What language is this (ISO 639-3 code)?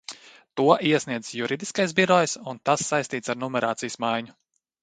lav